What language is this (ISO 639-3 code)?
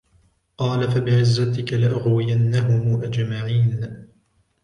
ara